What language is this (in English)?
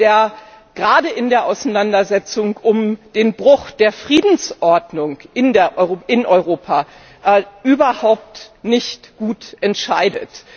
German